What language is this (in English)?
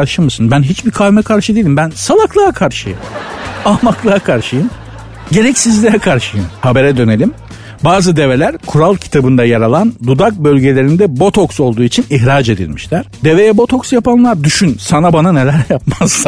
Turkish